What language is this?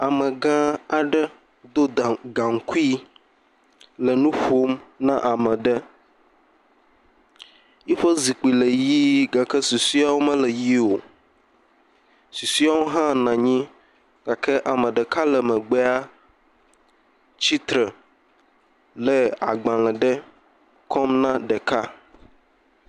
Ewe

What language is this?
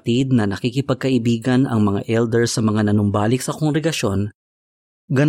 Filipino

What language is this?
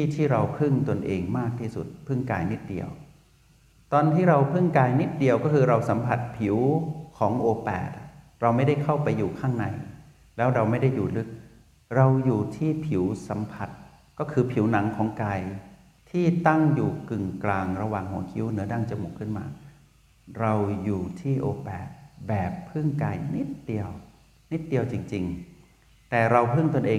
Thai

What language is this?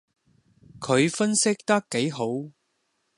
Cantonese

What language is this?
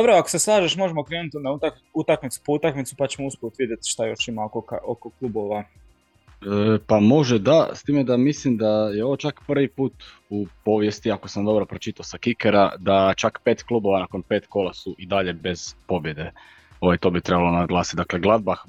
Croatian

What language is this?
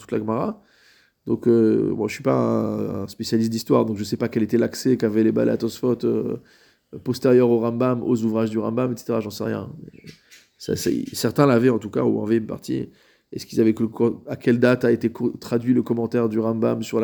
French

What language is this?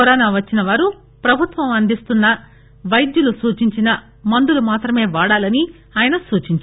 Telugu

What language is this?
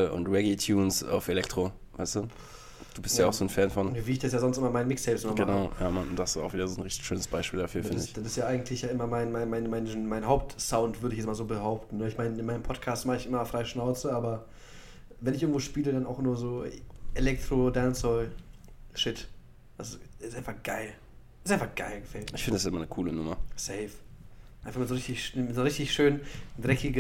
German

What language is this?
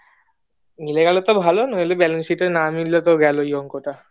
Bangla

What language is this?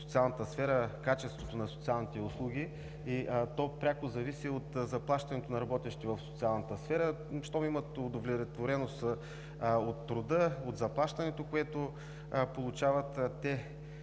Bulgarian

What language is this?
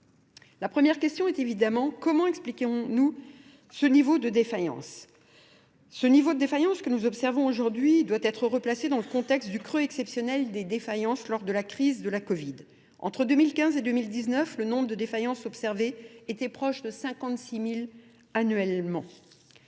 French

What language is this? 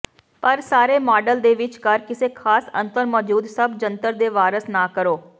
Punjabi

